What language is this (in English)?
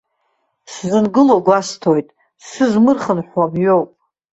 Abkhazian